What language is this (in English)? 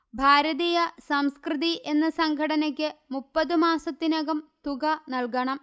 Malayalam